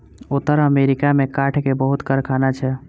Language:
Maithili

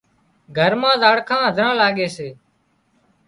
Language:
Wadiyara Koli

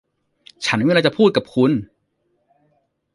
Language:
Thai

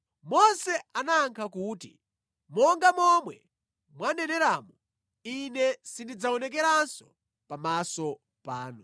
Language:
Nyanja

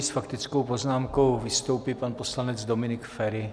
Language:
Czech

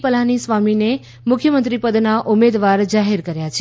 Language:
Gujarati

